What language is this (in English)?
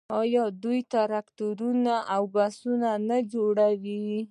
Pashto